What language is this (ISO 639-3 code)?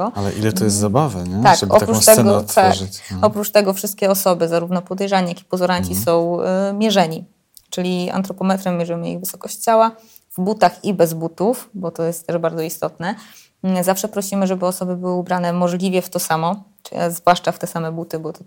pol